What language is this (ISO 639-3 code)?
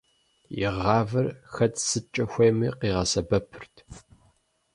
kbd